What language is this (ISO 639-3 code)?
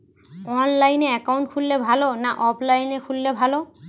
ben